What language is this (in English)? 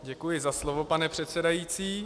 Czech